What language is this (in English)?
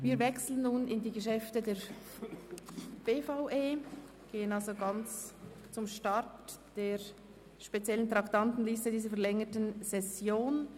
Swiss German